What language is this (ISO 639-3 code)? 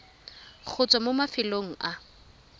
tsn